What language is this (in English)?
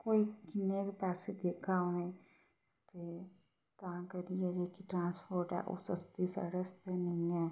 Dogri